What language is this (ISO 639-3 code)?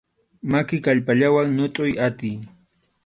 qxu